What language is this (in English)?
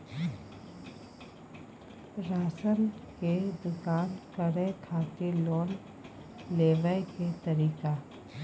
Maithili